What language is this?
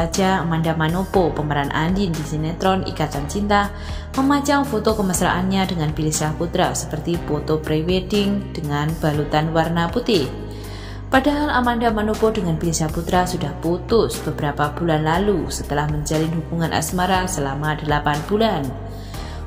Indonesian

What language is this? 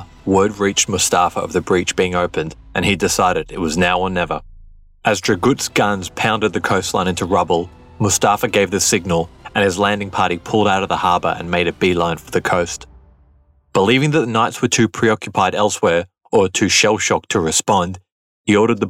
English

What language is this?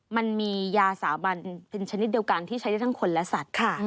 Thai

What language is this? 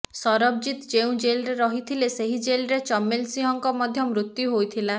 Odia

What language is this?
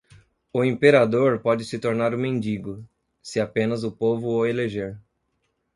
Portuguese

